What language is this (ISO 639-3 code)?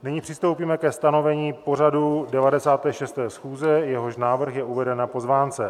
ces